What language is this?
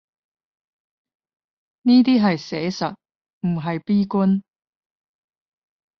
Cantonese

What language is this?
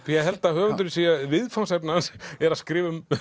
Icelandic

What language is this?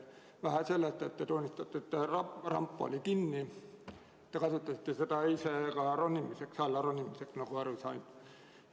Estonian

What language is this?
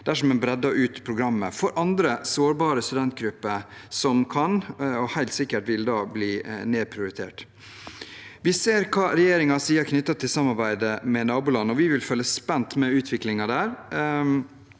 Norwegian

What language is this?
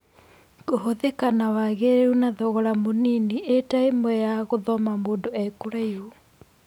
Kikuyu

